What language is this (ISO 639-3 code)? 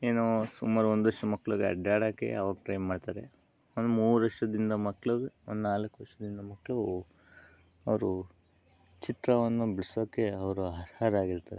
kan